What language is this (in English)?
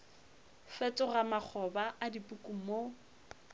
Northern Sotho